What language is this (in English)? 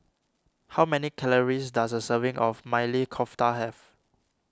English